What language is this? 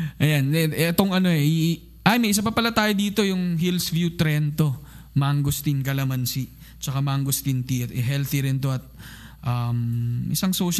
Filipino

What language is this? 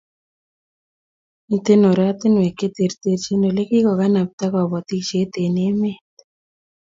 Kalenjin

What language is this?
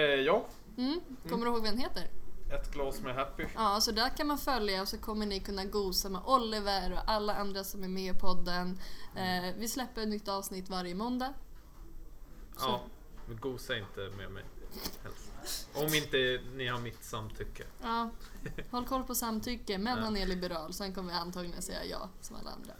Swedish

